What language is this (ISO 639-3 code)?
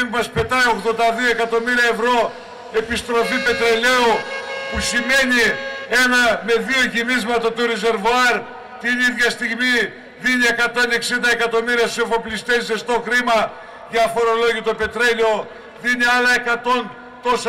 ell